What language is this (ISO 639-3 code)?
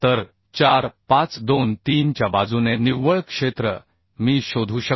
mar